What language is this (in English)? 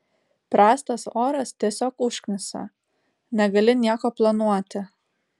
Lithuanian